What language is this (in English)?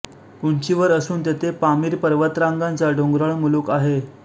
Marathi